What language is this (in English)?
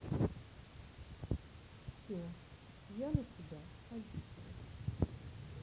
Russian